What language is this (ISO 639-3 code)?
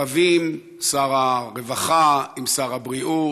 heb